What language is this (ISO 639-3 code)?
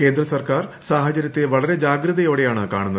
mal